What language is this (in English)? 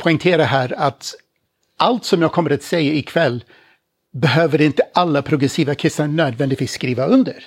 Swedish